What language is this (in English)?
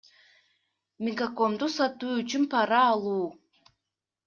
Kyrgyz